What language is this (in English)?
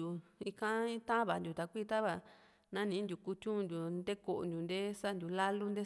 Juxtlahuaca Mixtec